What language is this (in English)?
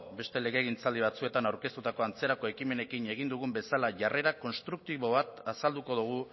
Basque